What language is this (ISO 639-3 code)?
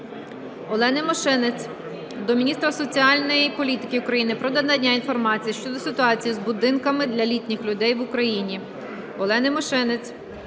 ukr